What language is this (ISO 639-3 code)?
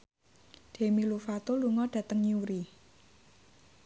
jav